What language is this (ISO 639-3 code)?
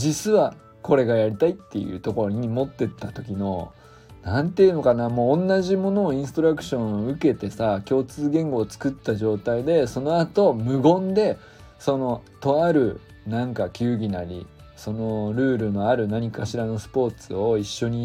jpn